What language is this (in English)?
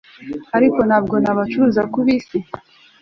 Kinyarwanda